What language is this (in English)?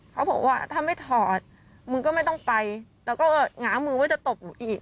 Thai